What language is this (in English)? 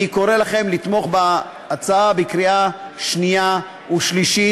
Hebrew